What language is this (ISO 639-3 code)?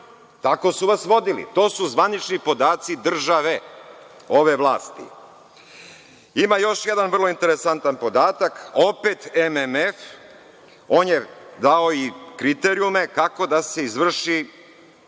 srp